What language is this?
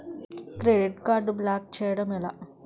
Telugu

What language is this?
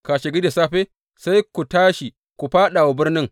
Hausa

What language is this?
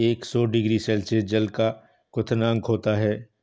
Hindi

